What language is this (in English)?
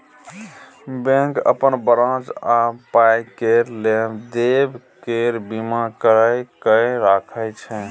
Maithili